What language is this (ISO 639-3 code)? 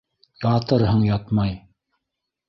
bak